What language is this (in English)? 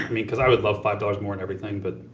English